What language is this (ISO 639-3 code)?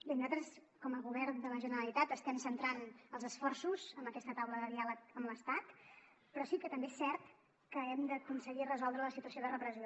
cat